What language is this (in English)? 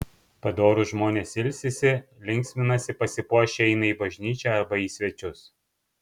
Lithuanian